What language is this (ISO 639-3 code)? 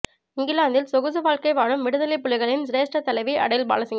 tam